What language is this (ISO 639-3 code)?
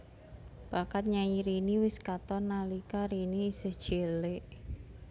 jav